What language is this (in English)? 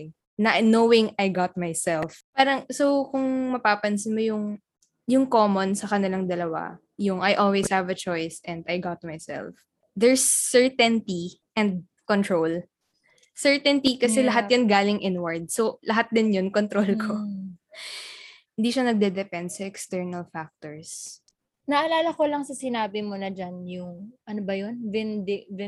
Filipino